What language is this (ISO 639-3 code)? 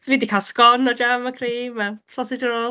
cym